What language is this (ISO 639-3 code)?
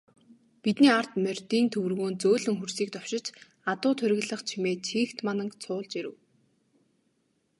mon